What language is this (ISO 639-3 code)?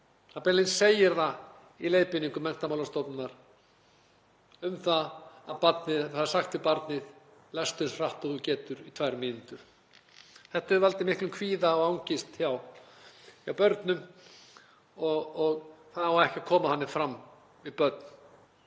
isl